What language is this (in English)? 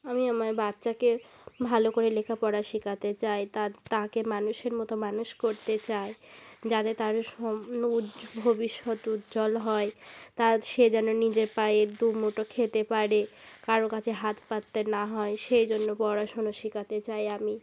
Bangla